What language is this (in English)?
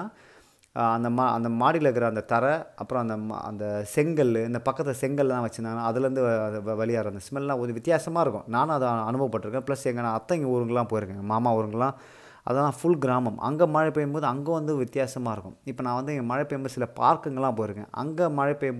Tamil